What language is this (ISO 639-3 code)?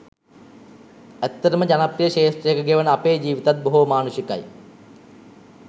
sin